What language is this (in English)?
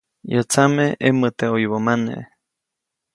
Copainalá Zoque